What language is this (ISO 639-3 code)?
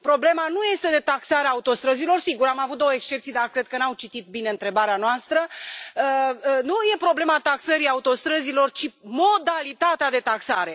ron